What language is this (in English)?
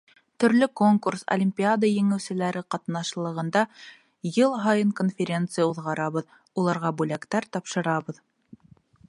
Bashkir